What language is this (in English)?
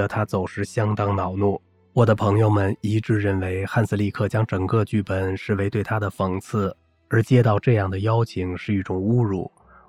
Chinese